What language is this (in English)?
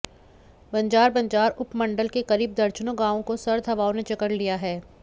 Hindi